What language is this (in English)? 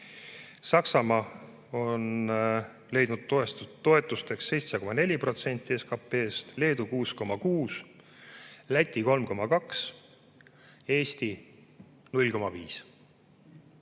Estonian